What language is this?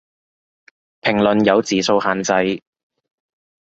Cantonese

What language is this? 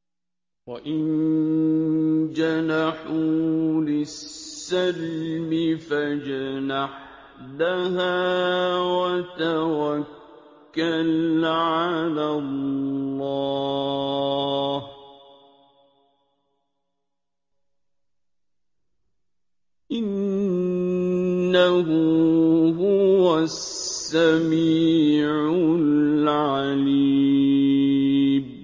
Arabic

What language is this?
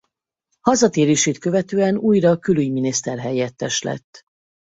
Hungarian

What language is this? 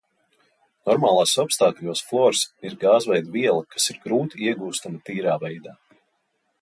Latvian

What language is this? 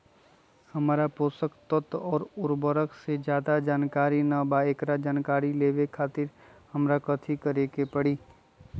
Magahi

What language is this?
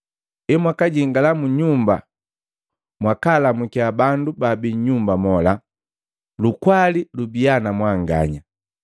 Matengo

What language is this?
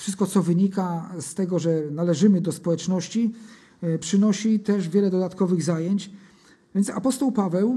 Polish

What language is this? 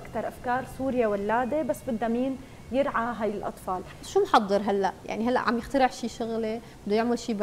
Arabic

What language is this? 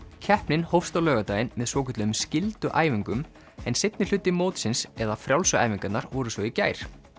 Icelandic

